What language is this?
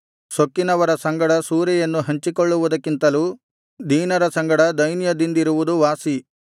Kannada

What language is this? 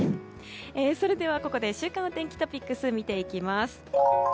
Japanese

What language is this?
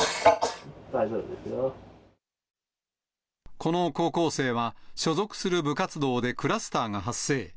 Japanese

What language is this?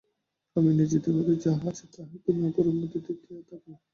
Bangla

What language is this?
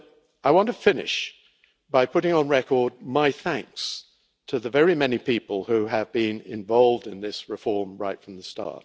English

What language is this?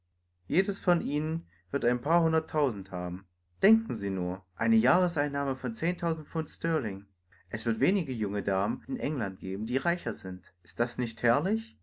German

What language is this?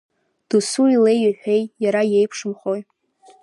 Abkhazian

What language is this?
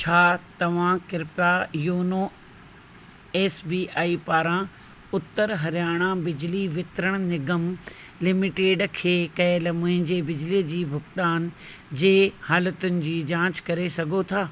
Sindhi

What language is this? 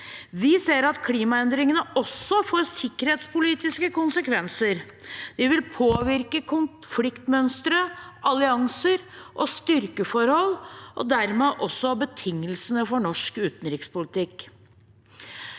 Norwegian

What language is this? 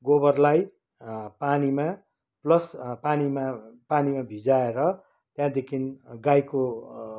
Nepali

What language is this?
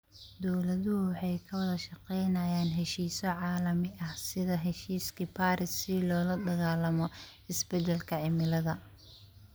Somali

